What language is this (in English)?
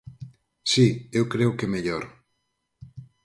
Galician